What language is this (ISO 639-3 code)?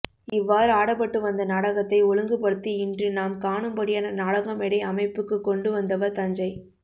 tam